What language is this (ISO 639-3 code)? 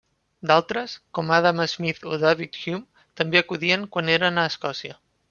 cat